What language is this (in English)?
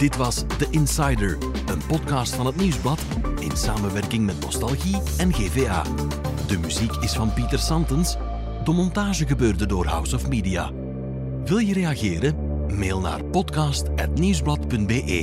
Dutch